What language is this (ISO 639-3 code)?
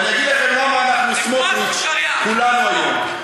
heb